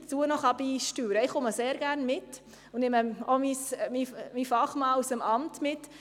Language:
Swiss German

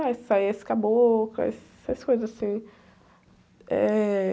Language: Portuguese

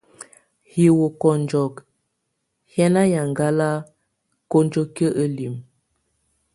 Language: Tunen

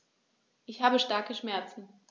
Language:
German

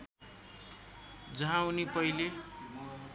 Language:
Nepali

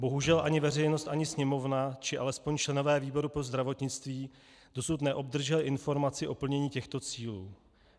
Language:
Czech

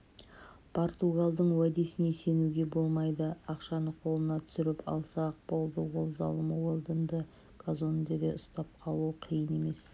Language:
Kazakh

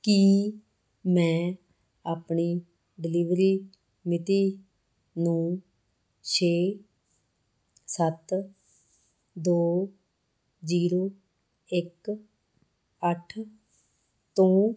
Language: Punjabi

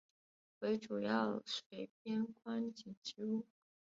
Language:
Chinese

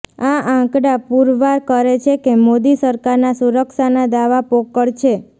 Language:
Gujarati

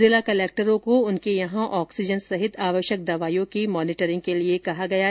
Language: Hindi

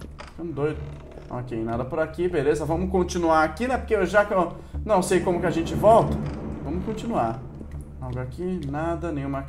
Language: Portuguese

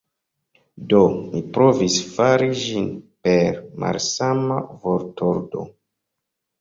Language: Esperanto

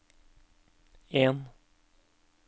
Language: Norwegian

